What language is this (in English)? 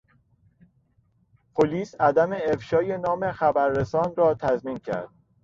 Persian